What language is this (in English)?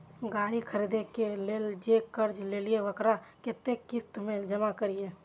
Maithili